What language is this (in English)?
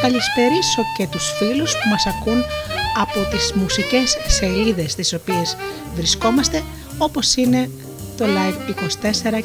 Greek